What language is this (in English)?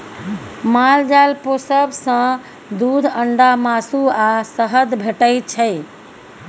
Maithili